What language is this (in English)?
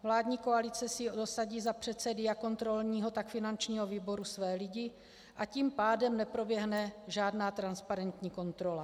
Czech